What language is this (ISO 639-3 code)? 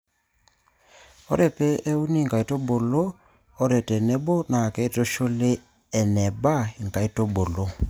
mas